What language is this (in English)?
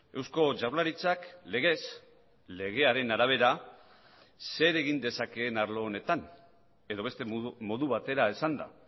Basque